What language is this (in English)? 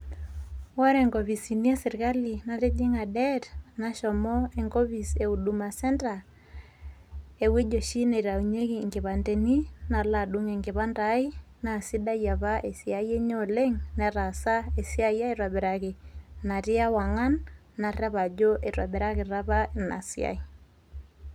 Masai